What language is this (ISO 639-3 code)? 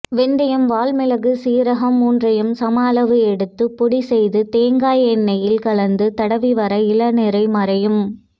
tam